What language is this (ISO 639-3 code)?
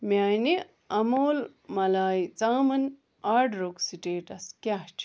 kas